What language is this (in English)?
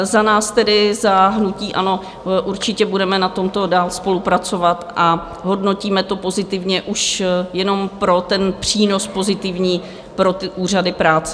Czech